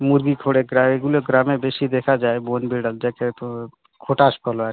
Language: Bangla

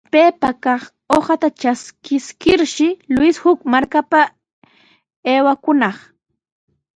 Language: Sihuas Ancash Quechua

